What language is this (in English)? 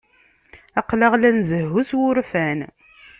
Kabyle